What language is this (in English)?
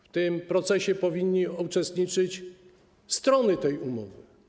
Polish